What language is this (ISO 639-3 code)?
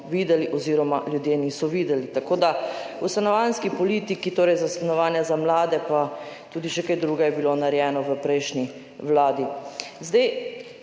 slv